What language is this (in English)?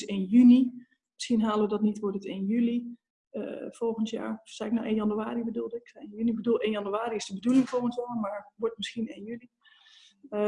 Dutch